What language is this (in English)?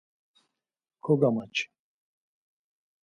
Laz